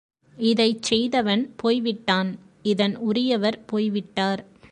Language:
Tamil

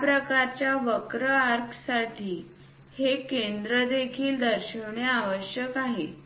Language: Marathi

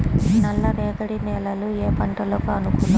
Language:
Telugu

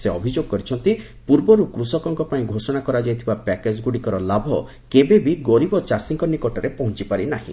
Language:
Odia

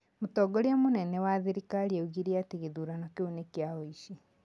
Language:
Kikuyu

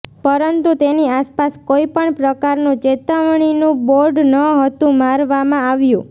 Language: Gujarati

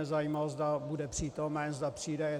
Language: Czech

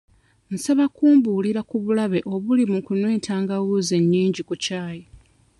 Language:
Ganda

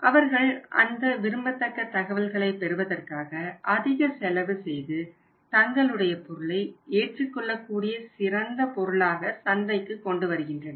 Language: Tamil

